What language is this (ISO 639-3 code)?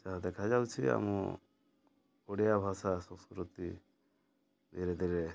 ori